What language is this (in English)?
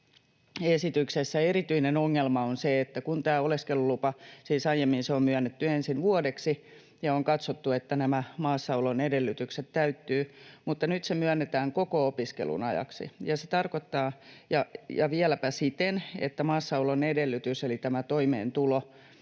Finnish